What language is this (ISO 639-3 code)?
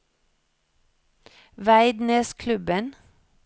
nor